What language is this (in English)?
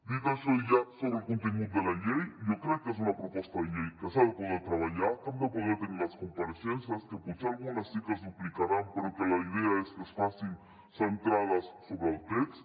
Catalan